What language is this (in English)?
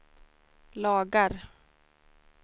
Swedish